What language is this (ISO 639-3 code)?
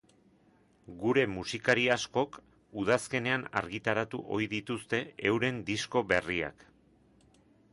eus